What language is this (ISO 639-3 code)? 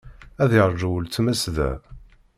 kab